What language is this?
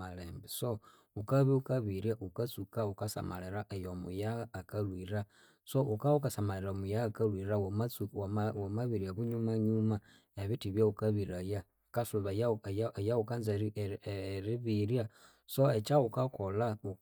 Konzo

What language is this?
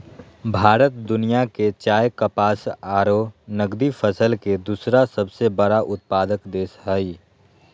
Magahi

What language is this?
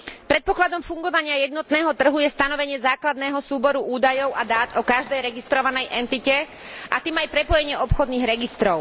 Slovak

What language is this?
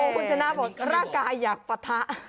Thai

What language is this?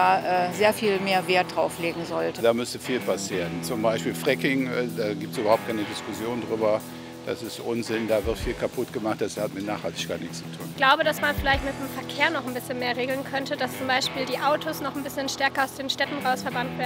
German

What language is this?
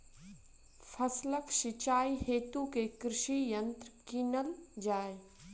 Maithili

